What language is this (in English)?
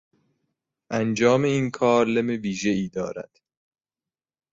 Persian